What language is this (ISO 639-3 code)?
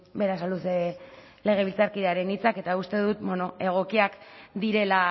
eus